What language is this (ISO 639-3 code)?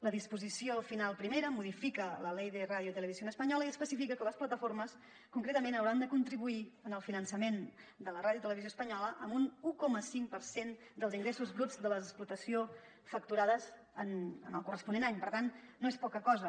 cat